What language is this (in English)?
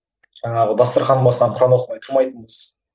Kazakh